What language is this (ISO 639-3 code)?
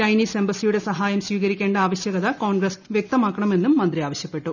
mal